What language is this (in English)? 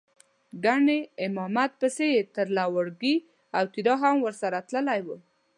Pashto